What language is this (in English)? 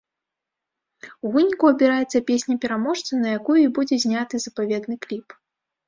Belarusian